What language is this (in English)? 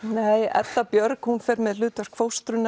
Icelandic